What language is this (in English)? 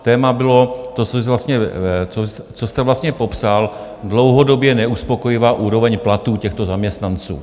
Czech